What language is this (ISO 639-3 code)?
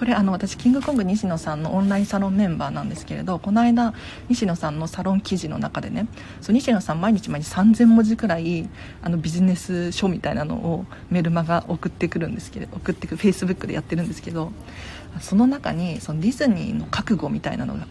jpn